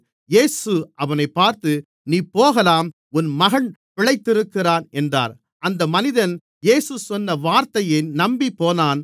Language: Tamil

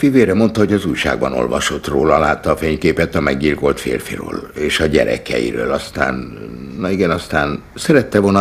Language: Hungarian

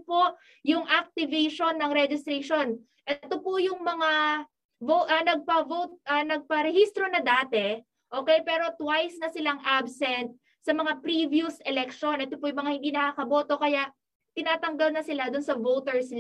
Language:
Filipino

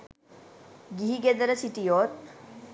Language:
Sinhala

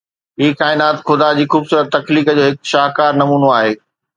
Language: Sindhi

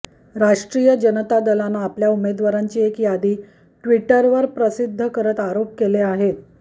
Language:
Marathi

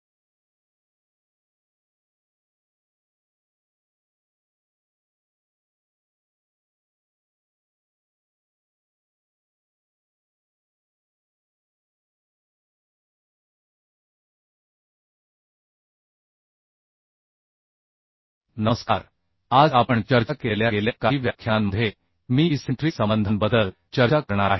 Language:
Marathi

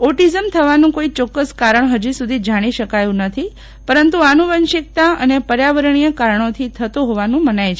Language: Gujarati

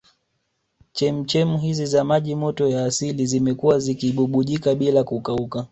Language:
Swahili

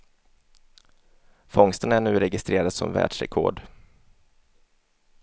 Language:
Swedish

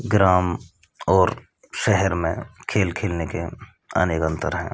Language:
Hindi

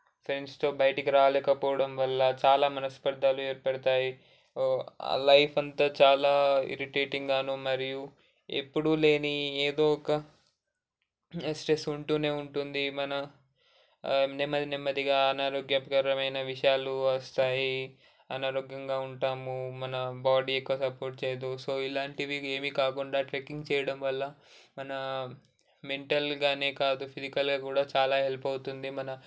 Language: Telugu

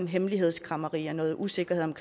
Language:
Danish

